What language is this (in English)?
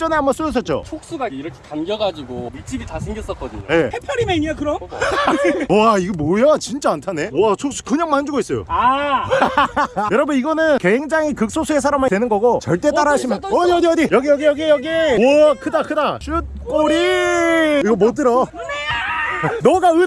Korean